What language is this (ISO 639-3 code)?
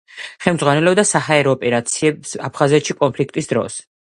kat